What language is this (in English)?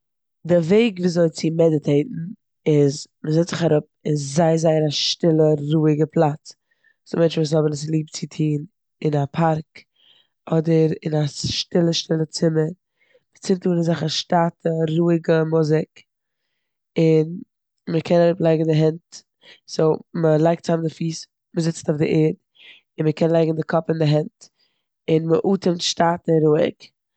Yiddish